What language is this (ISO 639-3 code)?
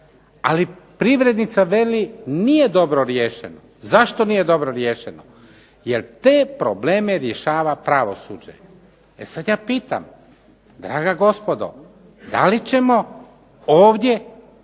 hrv